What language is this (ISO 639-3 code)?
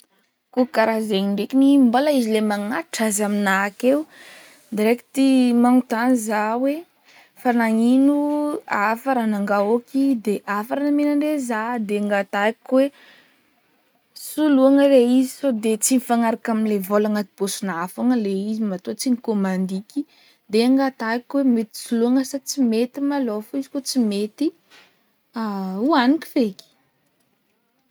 bmm